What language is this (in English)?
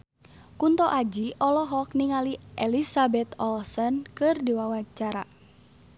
Sundanese